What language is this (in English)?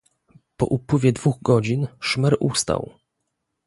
Polish